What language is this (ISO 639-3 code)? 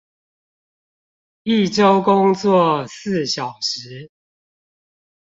zho